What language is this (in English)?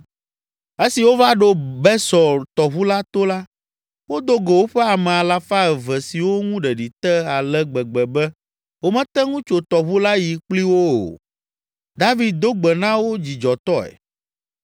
Ewe